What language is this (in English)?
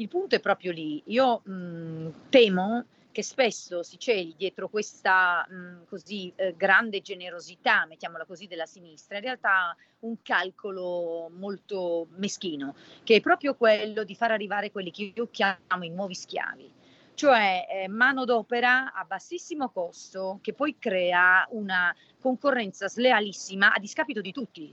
Italian